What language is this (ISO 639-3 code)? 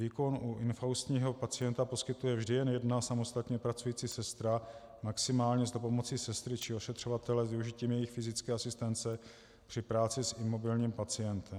ces